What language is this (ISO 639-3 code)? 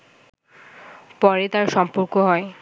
ben